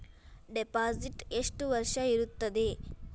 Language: Kannada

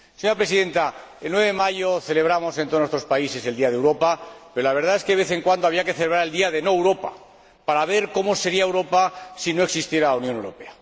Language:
Spanish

